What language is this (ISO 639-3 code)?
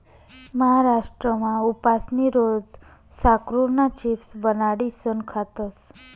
mar